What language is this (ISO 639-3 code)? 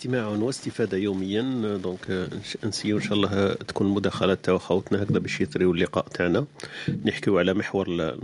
ara